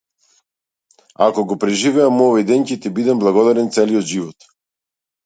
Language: Macedonian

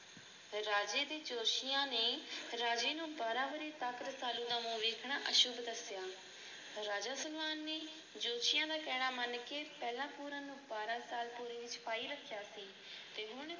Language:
Punjabi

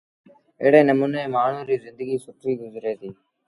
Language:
Sindhi Bhil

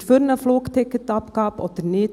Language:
Swiss German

